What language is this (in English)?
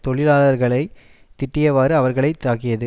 Tamil